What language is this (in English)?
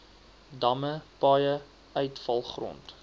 Afrikaans